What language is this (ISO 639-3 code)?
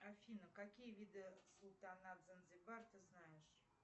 rus